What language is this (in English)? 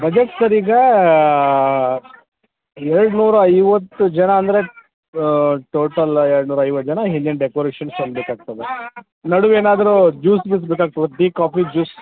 Kannada